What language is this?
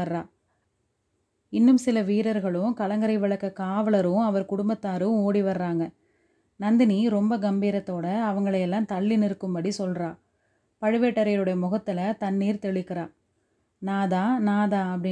Tamil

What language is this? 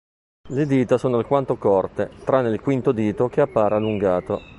Italian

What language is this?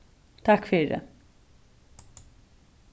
Faroese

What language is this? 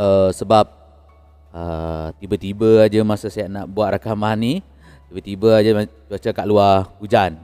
Malay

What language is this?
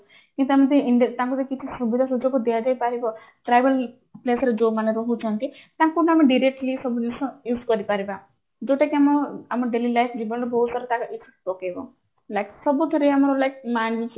Odia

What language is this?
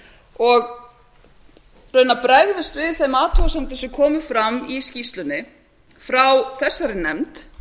Icelandic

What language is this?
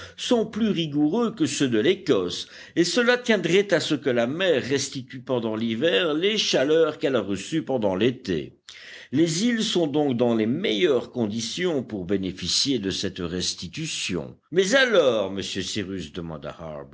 French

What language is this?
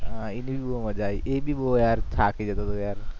Gujarati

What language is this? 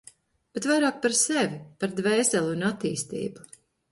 Latvian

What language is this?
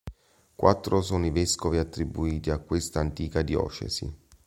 Italian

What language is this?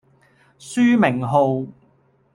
Cantonese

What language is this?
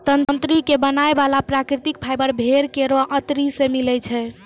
Maithili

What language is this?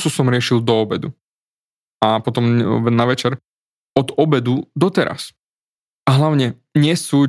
Slovak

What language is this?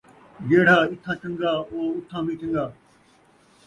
Saraiki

